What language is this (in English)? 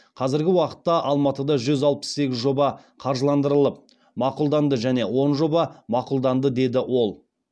Kazakh